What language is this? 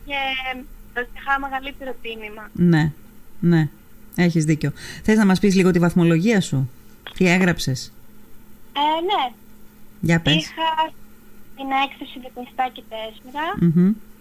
Greek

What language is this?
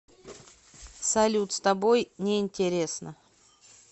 Russian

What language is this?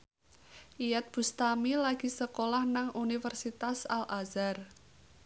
Javanese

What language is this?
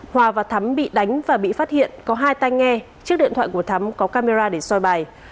Vietnamese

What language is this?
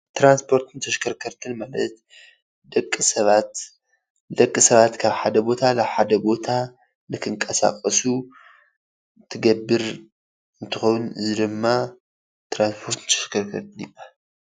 Tigrinya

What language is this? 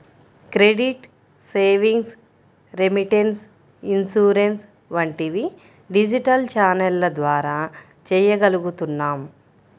Telugu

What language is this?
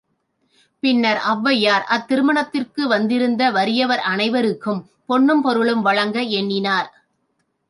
Tamil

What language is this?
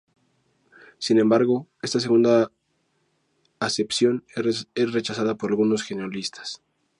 Spanish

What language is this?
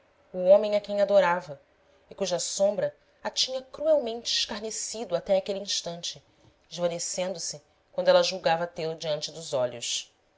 Portuguese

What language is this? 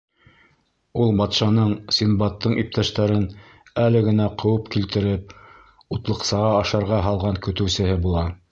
Bashkir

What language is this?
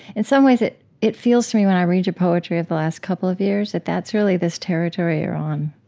English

